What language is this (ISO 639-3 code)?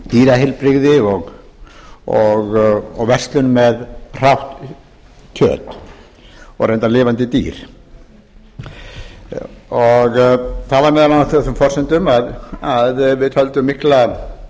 isl